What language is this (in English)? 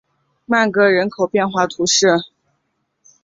Chinese